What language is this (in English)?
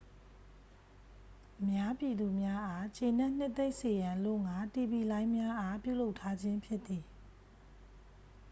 Burmese